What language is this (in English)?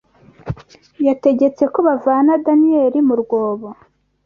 Kinyarwanda